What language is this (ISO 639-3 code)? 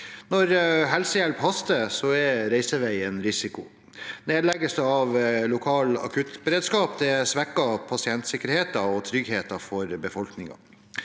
nor